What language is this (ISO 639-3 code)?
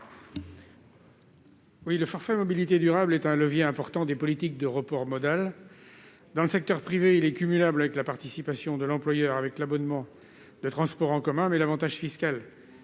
fra